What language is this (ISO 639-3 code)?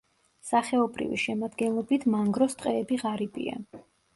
kat